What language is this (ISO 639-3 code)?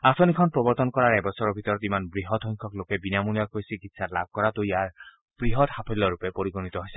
asm